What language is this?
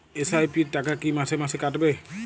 Bangla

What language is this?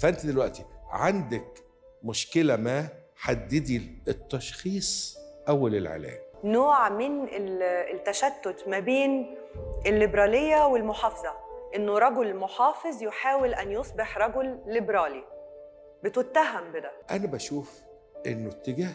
Arabic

